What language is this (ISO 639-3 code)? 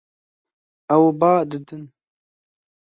kur